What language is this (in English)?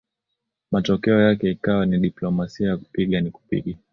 Swahili